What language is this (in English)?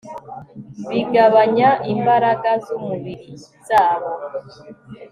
Kinyarwanda